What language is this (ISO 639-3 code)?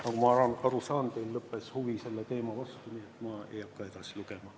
est